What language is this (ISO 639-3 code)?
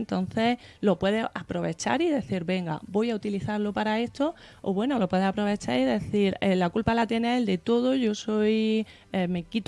spa